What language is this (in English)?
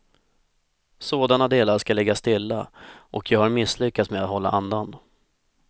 Swedish